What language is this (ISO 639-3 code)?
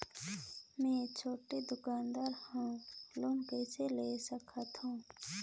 hne